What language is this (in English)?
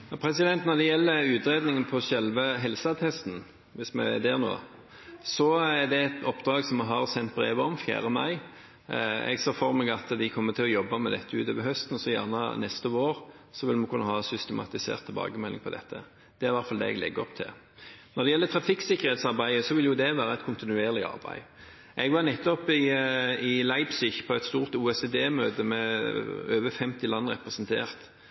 Norwegian